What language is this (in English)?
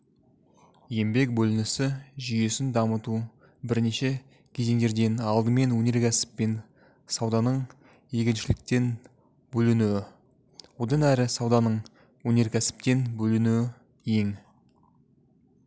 Kazakh